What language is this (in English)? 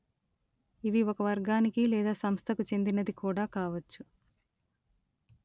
Telugu